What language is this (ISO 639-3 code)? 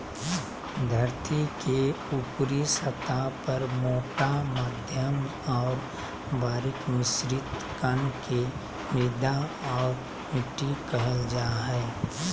mag